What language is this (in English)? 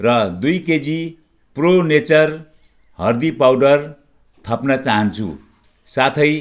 Nepali